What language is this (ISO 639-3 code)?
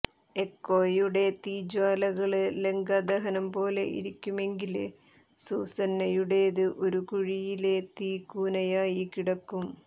mal